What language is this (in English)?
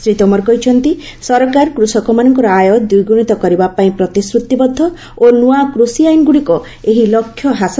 Odia